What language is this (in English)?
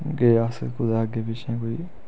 Dogri